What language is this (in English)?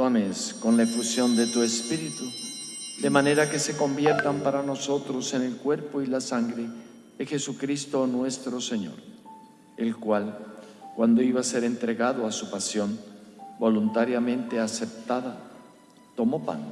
Spanish